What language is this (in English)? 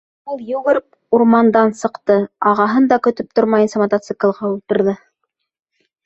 Bashkir